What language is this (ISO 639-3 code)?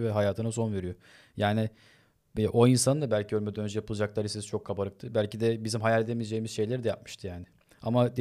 tur